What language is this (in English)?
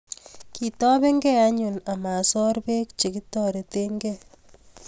Kalenjin